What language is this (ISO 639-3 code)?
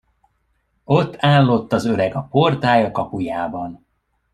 hun